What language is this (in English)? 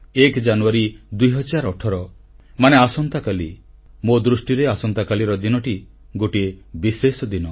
Odia